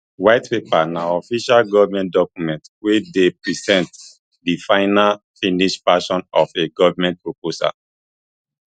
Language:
Nigerian Pidgin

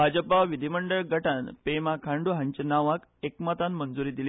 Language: Konkani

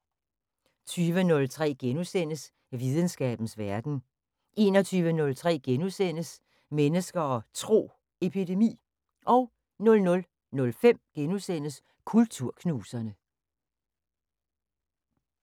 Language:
Danish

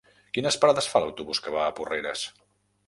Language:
Catalan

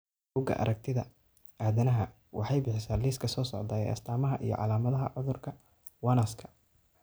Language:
Somali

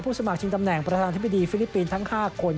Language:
Thai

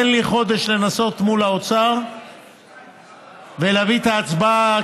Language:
Hebrew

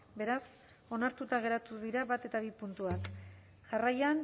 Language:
Basque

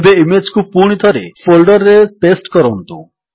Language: Odia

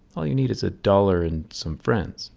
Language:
English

